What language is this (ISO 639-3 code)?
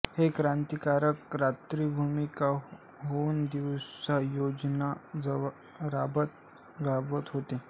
mar